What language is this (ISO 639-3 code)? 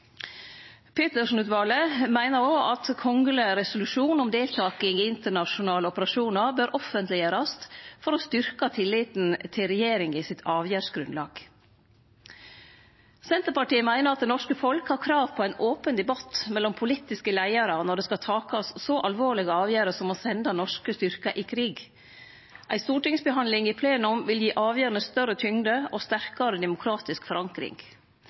nno